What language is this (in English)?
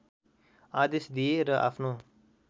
Nepali